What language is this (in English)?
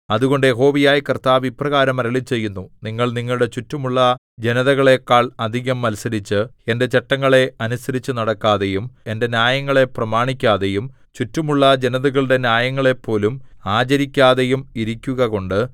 Malayalam